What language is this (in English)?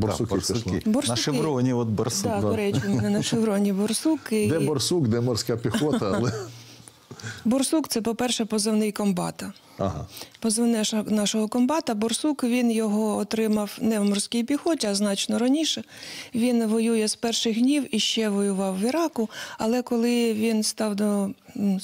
Ukrainian